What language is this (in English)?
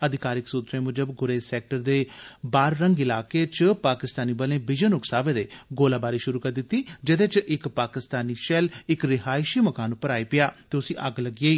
Dogri